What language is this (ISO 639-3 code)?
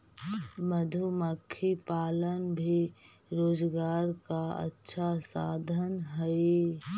mag